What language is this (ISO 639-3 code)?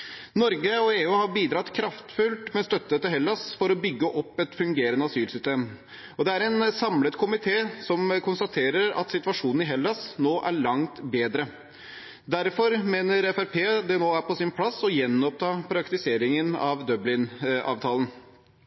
nob